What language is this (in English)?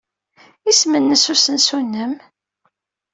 Kabyle